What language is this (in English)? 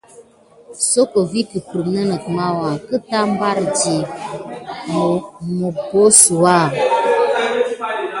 Gidar